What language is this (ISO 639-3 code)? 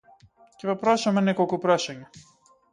mkd